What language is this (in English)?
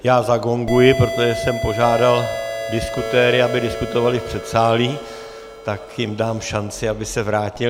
Czech